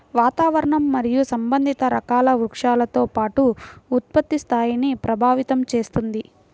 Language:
Telugu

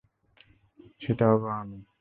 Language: Bangla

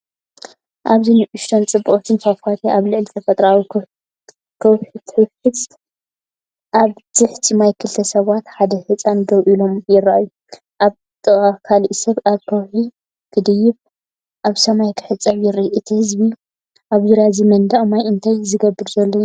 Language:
Tigrinya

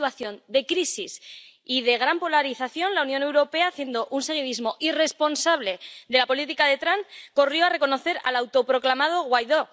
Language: Spanish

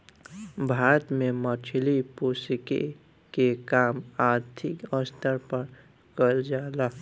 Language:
Bhojpuri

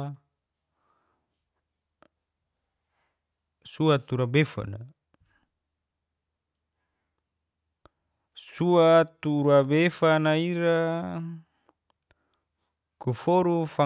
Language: Geser-Gorom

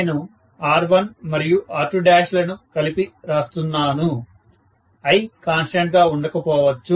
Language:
Telugu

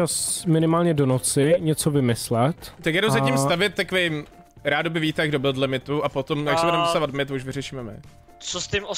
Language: Czech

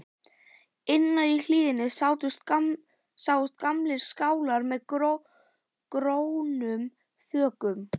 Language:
Icelandic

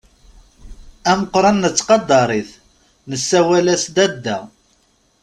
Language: Kabyle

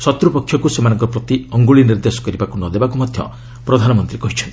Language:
Odia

